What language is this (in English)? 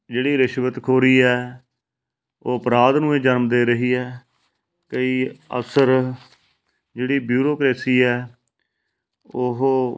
Punjabi